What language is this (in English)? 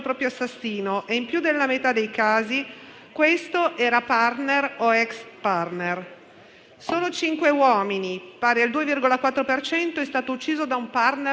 Italian